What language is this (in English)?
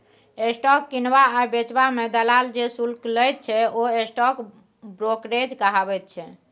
Maithili